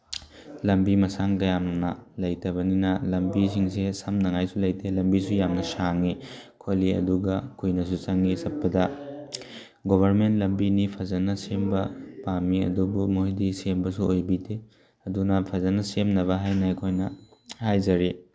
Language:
Manipuri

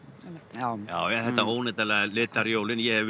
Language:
Icelandic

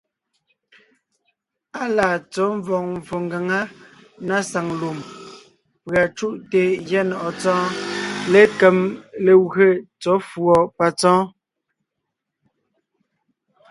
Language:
Ngiemboon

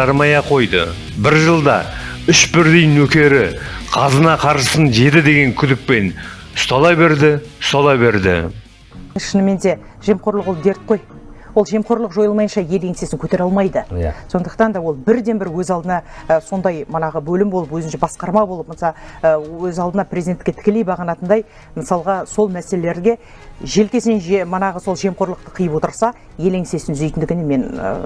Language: Kazakh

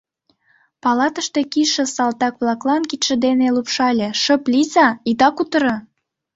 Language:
Mari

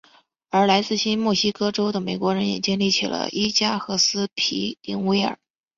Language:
Chinese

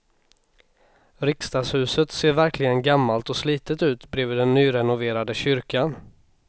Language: Swedish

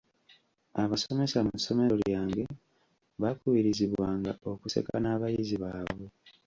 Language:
Ganda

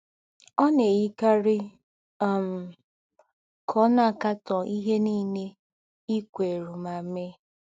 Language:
Igbo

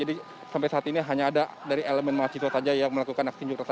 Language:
Indonesian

